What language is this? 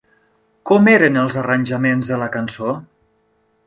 Catalan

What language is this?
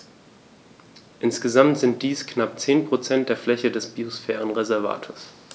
German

